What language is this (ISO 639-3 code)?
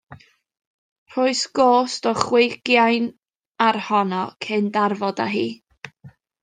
cym